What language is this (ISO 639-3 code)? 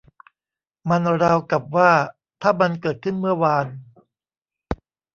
tha